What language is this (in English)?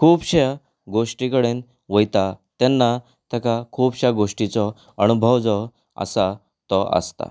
Konkani